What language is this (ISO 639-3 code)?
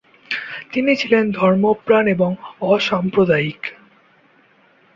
ben